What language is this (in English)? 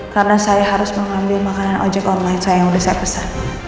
Indonesian